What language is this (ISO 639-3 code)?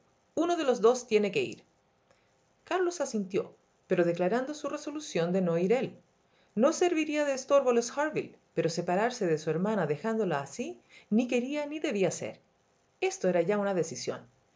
spa